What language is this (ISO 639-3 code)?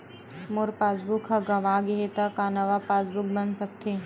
hne